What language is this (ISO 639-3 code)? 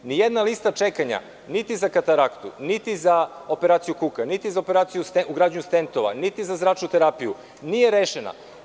srp